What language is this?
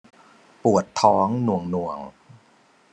Thai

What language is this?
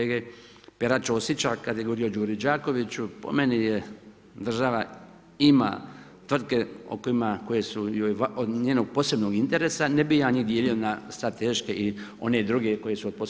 Croatian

